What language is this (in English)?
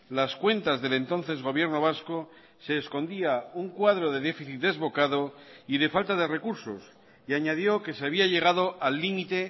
Spanish